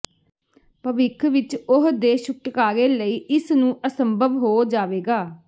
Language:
Punjabi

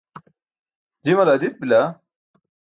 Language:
Burushaski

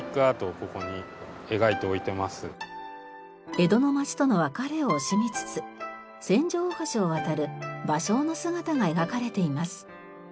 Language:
Japanese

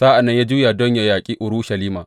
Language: Hausa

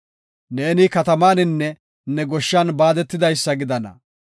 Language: Gofa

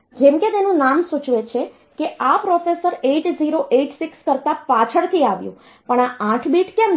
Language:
Gujarati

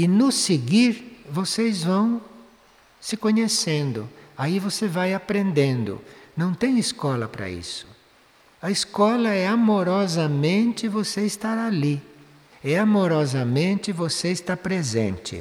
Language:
Portuguese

